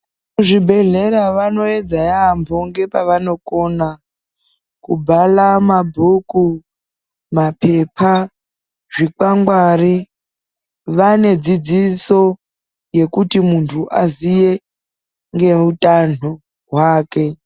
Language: Ndau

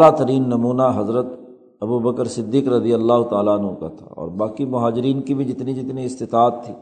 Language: Urdu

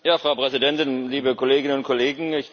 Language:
German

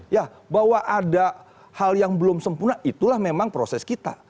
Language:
Indonesian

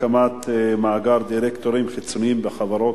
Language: Hebrew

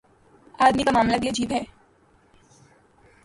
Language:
Urdu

